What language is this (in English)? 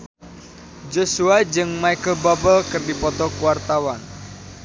Sundanese